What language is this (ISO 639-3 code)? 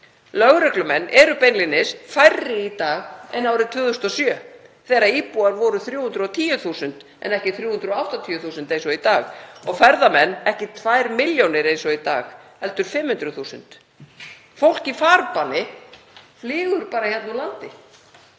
isl